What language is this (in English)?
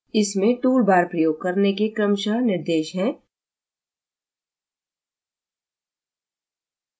Hindi